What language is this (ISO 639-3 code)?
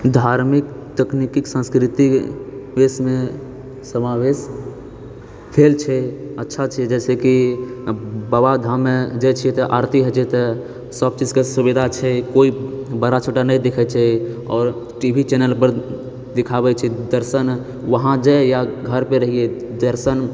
mai